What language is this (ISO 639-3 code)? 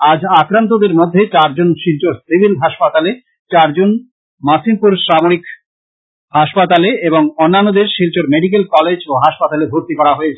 ben